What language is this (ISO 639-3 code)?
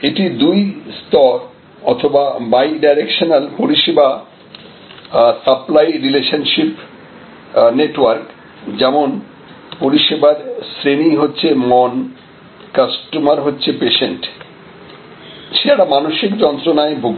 ben